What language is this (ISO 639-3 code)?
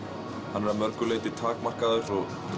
isl